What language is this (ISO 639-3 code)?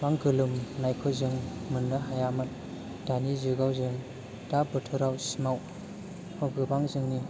brx